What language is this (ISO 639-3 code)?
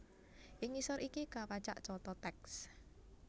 jav